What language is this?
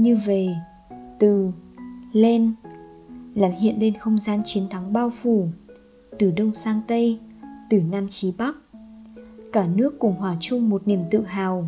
Vietnamese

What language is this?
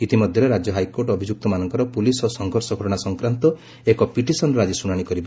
Odia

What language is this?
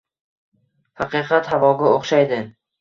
Uzbek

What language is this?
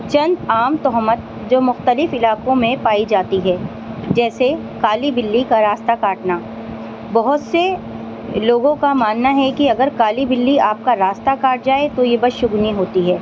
Urdu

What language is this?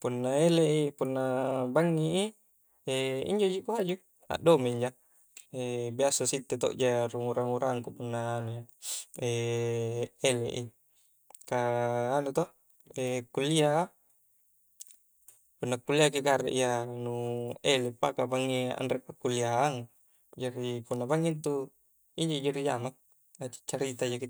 Coastal Konjo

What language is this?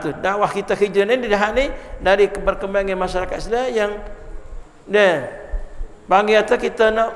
Malay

